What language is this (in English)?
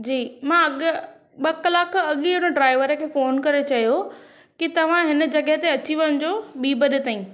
Sindhi